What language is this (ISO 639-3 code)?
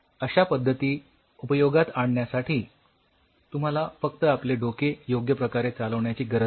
mar